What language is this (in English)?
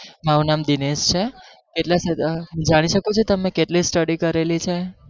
Gujarati